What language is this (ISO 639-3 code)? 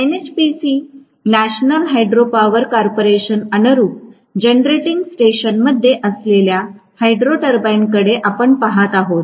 mar